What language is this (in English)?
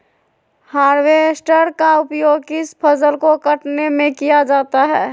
Magahi